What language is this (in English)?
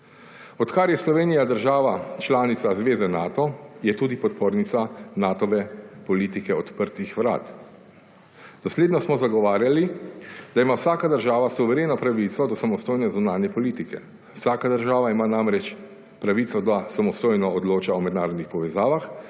Slovenian